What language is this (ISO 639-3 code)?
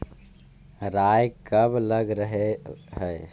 mag